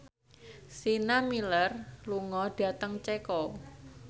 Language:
Javanese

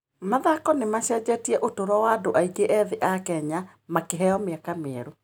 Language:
Kikuyu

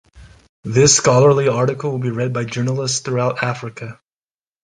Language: English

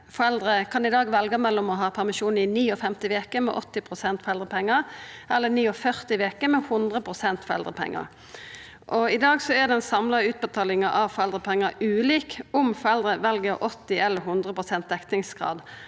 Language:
Norwegian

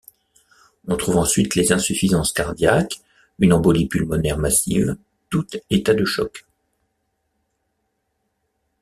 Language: French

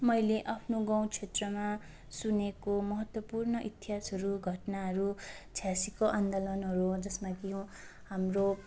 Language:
Nepali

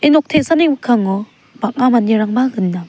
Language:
Garo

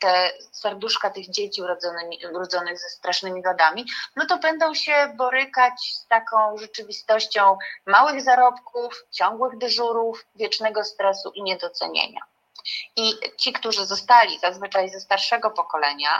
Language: Polish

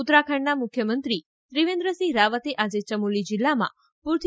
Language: Gujarati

